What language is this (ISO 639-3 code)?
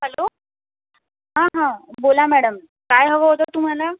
mar